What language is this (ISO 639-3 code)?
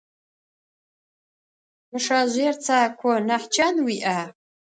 ady